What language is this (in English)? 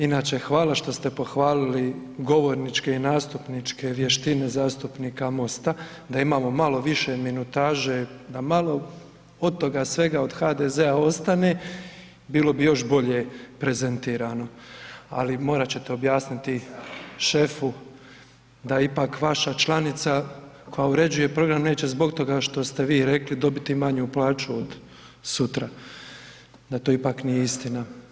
Croatian